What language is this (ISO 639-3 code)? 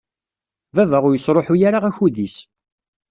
kab